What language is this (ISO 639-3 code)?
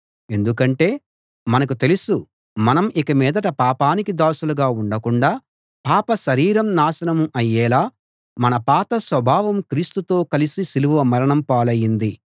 tel